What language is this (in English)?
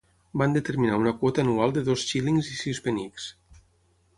Catalan